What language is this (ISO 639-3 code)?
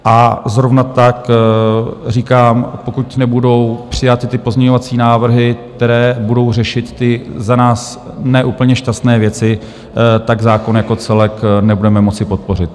ces